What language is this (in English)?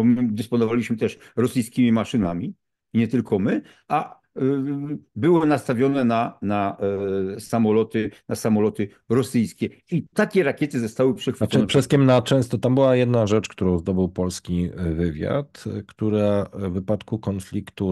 Polish